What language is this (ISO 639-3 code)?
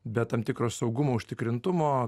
lit